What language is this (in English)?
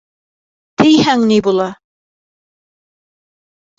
Bashkir